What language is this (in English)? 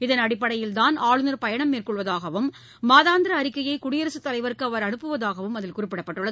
Tamil